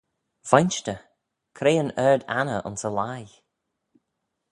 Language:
Manx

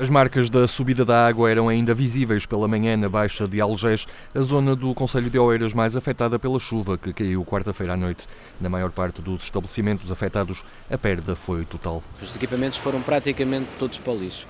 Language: Portuguese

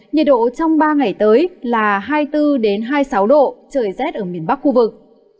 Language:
Vietnamese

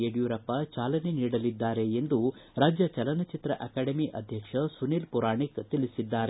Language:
Kannada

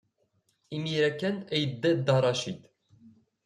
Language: Kabyle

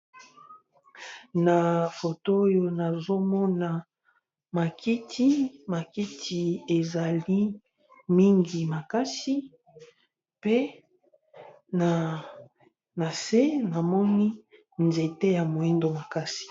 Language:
Lingala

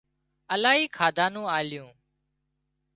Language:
Wadiyara Koli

